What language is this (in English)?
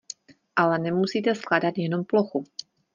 Czech